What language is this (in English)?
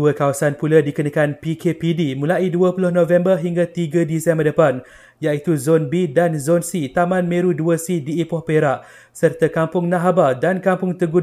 Malay